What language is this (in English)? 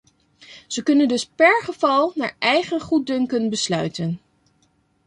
Dutch